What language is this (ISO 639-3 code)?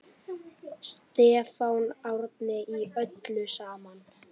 isl